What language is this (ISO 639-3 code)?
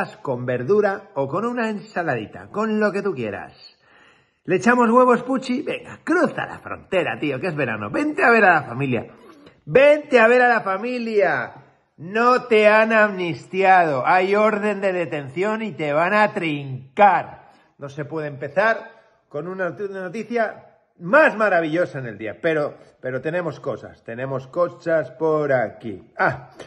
spa